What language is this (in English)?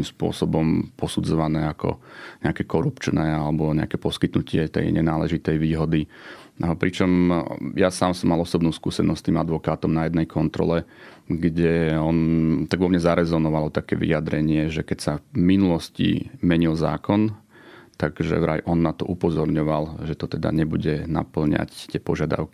Slovak